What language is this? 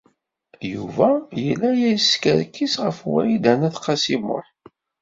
Kabyle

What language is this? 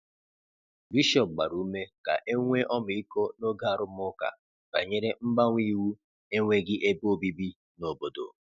Igbo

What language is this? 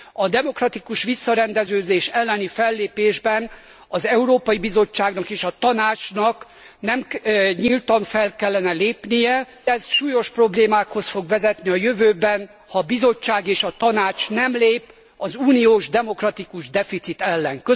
Hungarian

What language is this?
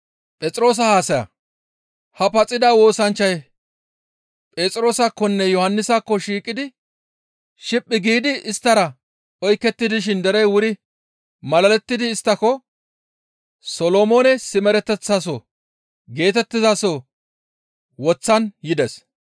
Gamo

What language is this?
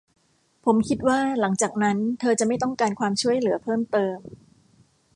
Thai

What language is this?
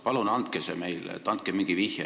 Estonian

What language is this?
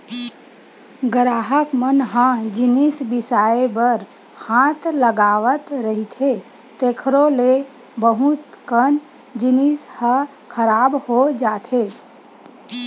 Chhattisgarhi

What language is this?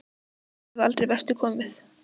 Icelandic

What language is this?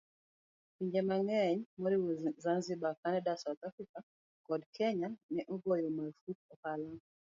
Luo (Kenya and Tanzania)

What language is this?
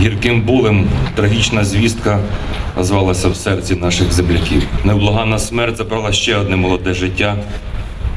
Ukrainian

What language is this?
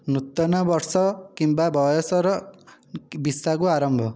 Odia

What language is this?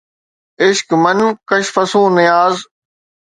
Sindhi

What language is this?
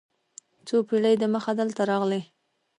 Pashto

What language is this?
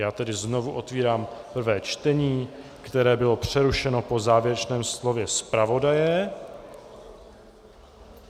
Czech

